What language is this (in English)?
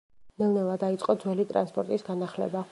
Georgian